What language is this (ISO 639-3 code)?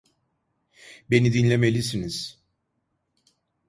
tur